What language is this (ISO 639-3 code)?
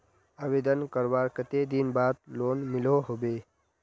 mag